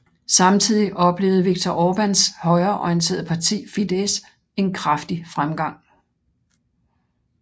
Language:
Danish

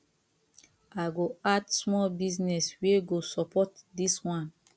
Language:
Nigerian Pidgin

